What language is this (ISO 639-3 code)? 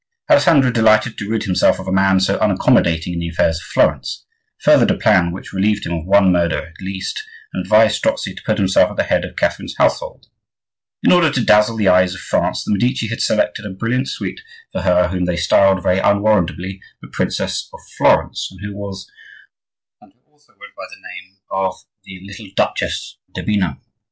eng